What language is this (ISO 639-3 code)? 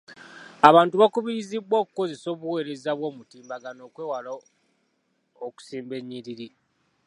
lug